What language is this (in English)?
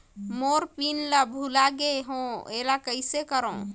Chhattisgarhi